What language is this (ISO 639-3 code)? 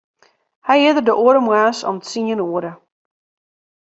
fry